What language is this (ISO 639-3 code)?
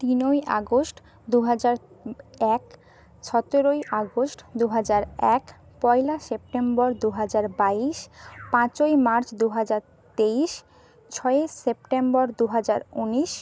ben